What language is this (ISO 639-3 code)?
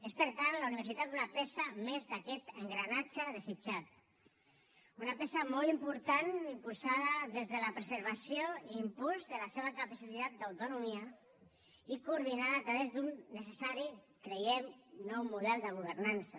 cat